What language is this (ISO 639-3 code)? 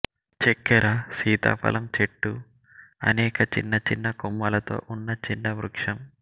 tel